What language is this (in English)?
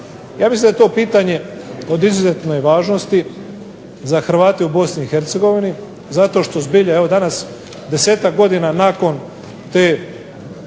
Croatian